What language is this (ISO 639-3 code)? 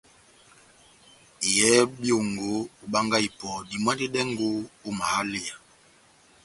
bnm